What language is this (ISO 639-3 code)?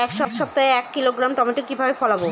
ben